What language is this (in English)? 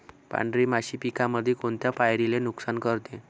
Marathi